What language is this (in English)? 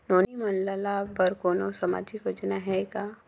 Chhattisgarhi